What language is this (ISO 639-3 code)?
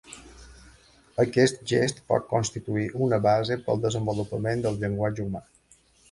cat